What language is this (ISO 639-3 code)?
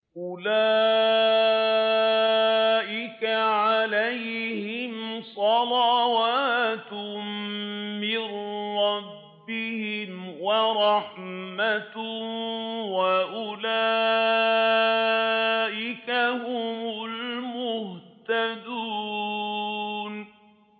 ara